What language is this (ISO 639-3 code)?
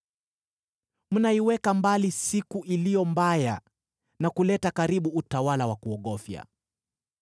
swa